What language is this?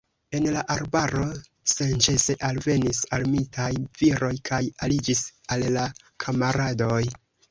Esperanto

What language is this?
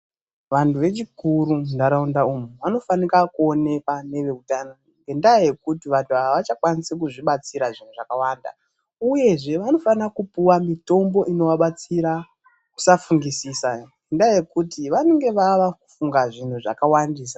Ndau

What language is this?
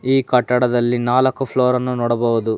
Kannada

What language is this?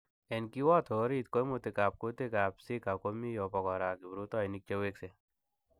Kalenjin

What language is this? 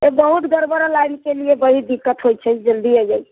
Maithili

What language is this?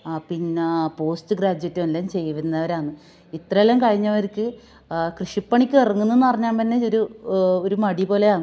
Malayalam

